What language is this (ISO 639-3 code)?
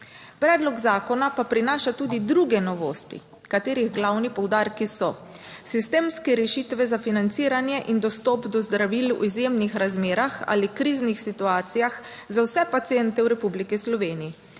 slv